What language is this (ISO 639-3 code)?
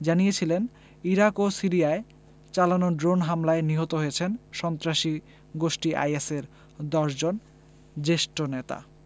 ben